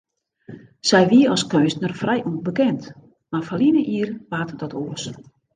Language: Western Frisian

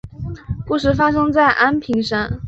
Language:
Chinese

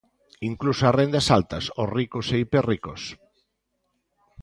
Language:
Galician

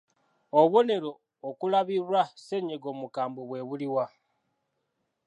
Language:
Ganda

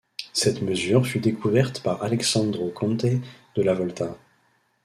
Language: French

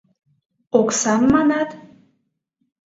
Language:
Mari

